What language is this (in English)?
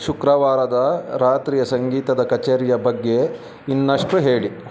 Kannada